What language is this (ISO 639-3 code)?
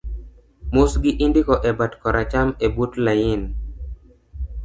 luo